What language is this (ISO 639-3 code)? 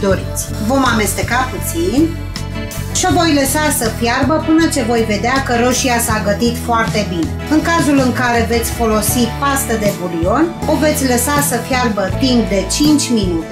ron